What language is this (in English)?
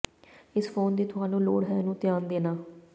Punjabi